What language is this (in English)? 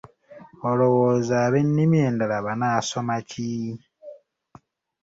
Ganda